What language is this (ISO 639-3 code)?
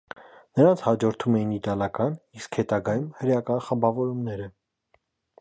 hye